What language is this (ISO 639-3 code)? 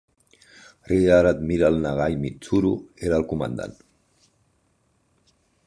cat